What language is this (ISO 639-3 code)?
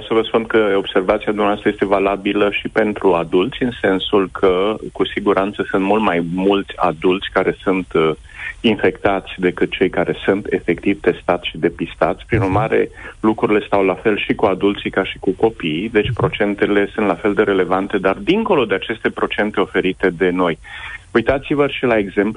ron